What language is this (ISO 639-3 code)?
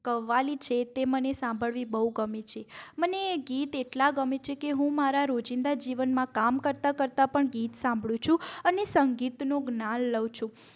guj